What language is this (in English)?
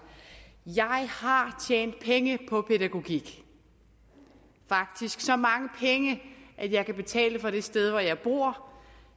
Danish